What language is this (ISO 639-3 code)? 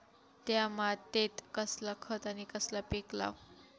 mar